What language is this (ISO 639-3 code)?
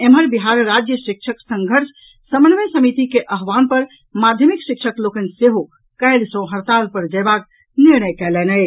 mai